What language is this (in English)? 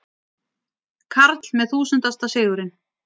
Icelandic